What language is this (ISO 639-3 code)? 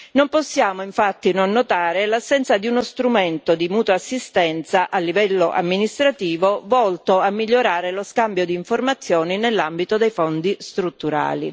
ita